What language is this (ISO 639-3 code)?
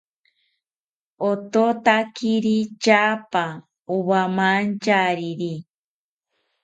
cpy